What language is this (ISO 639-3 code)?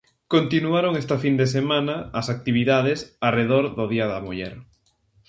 glg